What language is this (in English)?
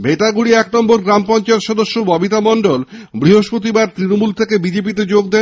Bangla